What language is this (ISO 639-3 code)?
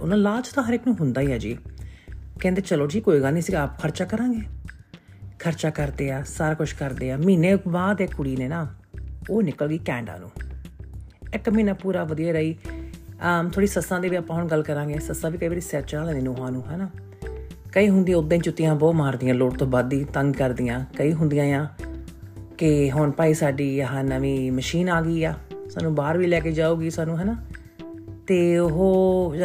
pan